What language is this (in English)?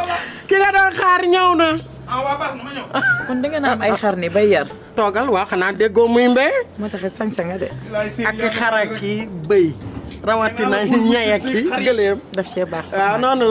French